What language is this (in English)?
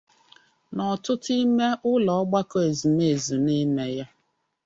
Igbo